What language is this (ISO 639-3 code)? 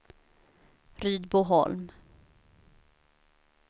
swe